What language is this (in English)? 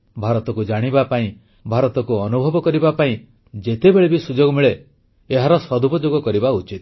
Odia